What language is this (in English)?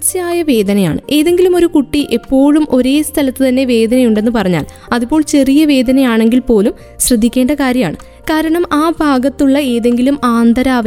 Malayalam